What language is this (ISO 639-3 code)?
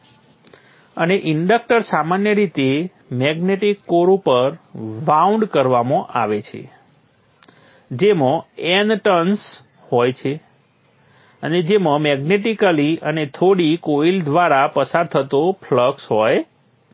guj